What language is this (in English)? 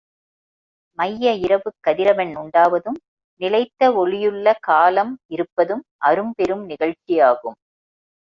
Tamil